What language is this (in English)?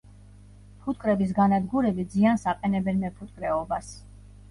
Georgian